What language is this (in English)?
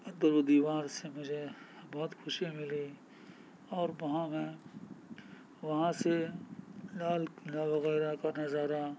Urdu